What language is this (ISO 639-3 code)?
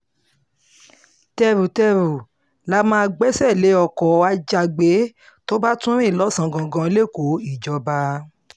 yor